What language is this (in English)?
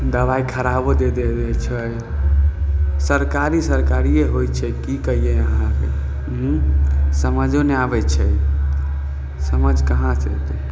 Maithili